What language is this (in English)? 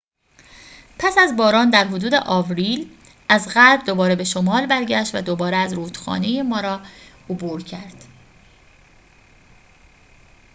Persian